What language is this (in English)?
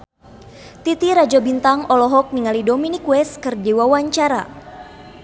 Sundanese